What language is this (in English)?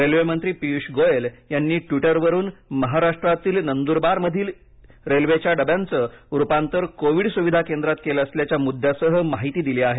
Marathi